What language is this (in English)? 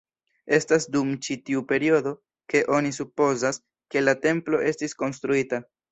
Esperanto